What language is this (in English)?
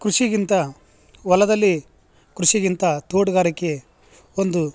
Kannada